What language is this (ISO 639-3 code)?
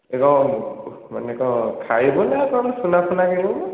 ori